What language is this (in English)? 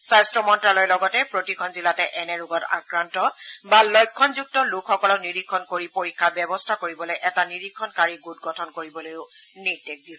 Assamese